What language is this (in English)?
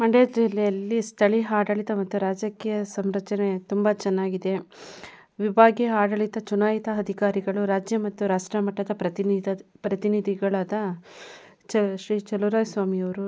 Kannada